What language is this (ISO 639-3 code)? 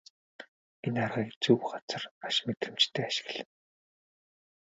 mon